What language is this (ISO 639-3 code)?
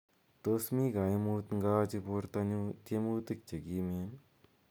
kln